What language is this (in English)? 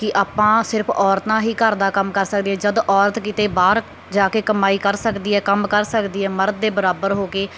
Punjabi